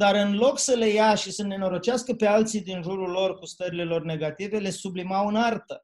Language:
Romanian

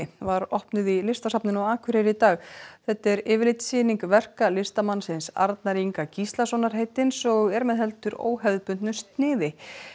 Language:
Icelandic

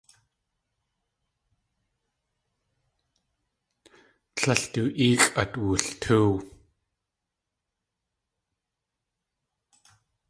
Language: Tlingit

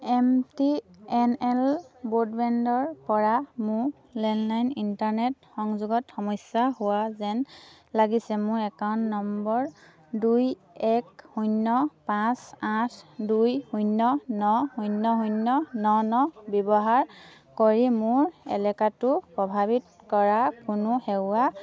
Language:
Assamese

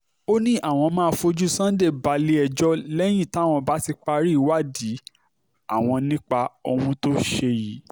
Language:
Yoruba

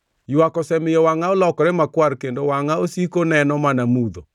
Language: Luo (Kenya and Tanzania)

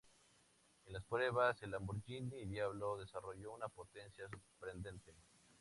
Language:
Spanish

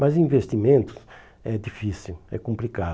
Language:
Portuguese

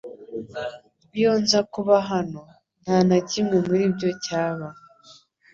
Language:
Kinyarwanda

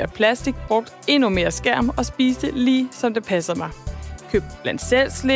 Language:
Danish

